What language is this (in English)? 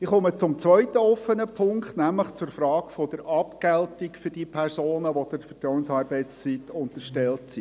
Swiss German